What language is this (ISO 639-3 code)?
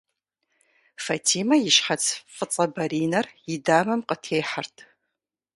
kbd